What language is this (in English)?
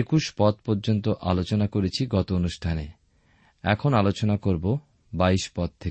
Bangla